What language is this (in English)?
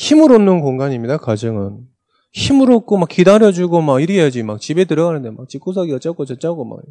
Korean